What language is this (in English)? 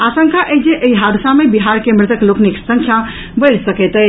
Maithili